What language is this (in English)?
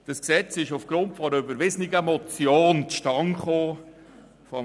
Swiss German